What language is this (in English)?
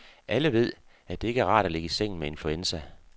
Danish